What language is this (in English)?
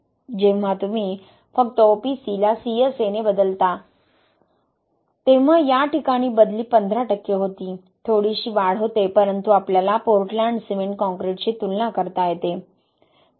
Marathi